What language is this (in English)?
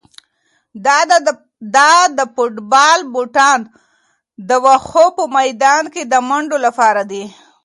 Pashto